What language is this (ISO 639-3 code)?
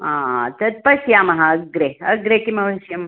san